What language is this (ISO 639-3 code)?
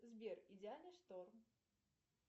rus